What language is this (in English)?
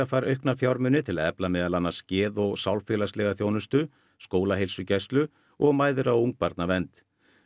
Icelandic